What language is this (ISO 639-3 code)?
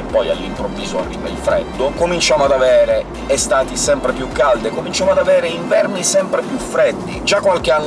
ita